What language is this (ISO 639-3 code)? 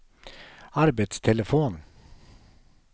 swe